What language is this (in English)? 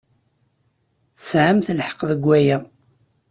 Kabyle